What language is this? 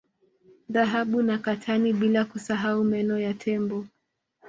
Swahili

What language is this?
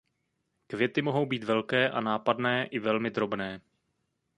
Czech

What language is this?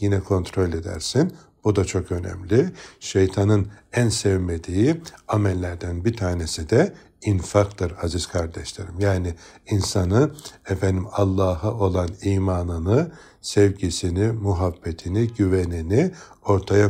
Turkish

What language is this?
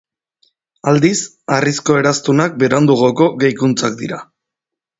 Basque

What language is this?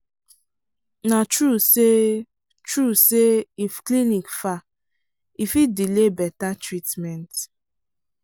Nigerian Pidgin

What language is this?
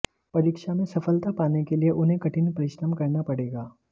Hindi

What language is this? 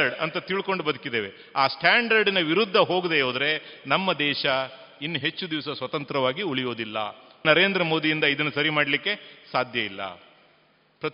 Kannada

